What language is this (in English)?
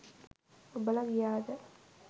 Sinhala